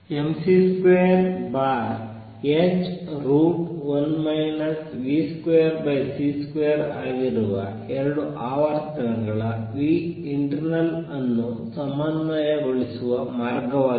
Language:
Kannada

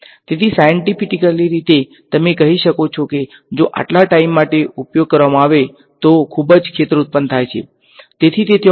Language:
Gujarati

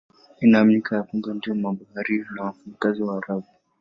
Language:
Swahili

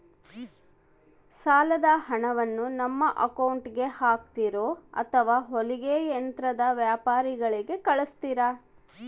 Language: Kannada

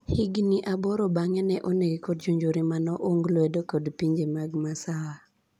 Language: Luo (Kenya and Tanzania)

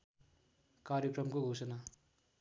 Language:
Nepali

